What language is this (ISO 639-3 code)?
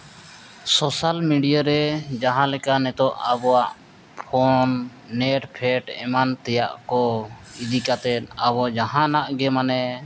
sat